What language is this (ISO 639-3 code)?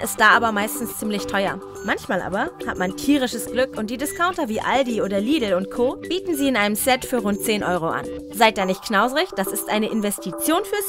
deu